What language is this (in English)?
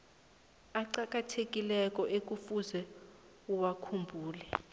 South Ndebele